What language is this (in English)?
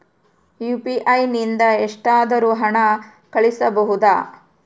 Kannada